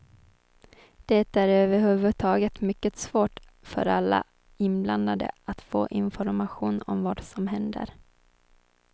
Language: Swedish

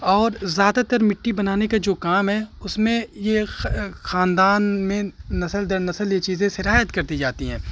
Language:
Urdu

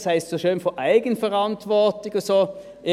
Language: Swiss German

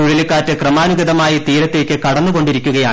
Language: Malayalam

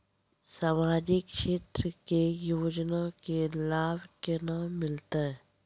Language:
Maithili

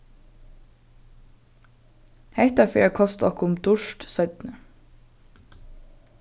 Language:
Faroese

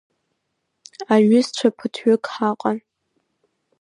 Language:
Abkhazian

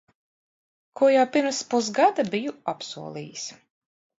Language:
Latvian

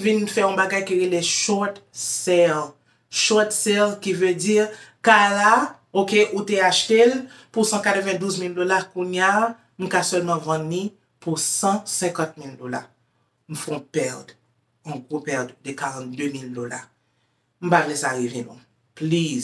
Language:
French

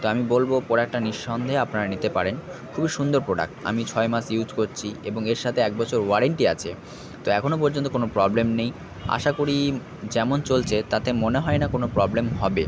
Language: Bangla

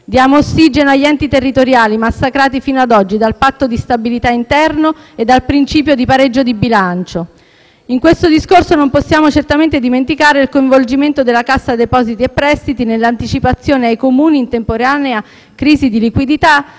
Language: Italian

